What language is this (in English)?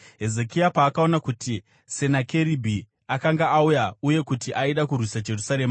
Shona